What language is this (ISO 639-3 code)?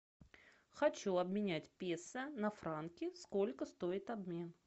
rus